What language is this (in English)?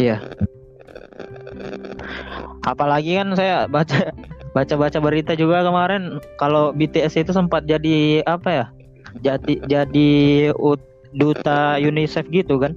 Indonesian